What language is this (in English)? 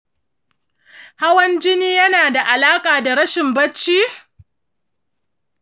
Hausa